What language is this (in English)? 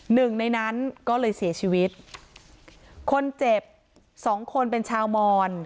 Thai